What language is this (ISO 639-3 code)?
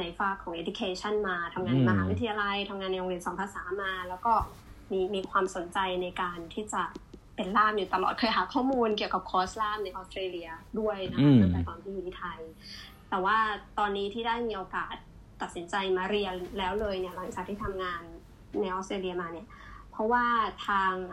tha